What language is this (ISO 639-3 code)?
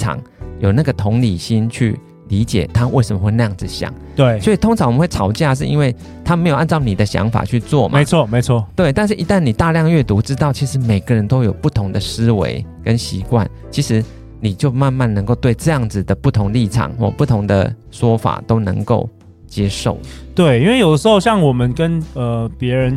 zho